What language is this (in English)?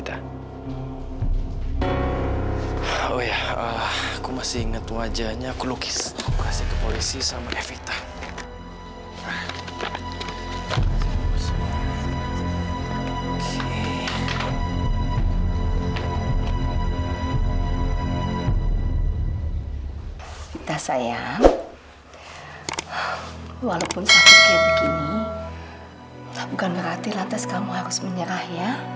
Indonesian